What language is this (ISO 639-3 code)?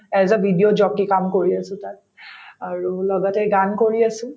asm